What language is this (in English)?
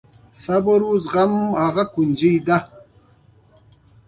Pashto